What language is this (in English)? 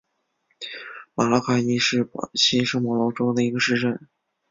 Chinese